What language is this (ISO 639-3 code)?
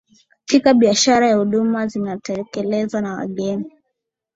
swa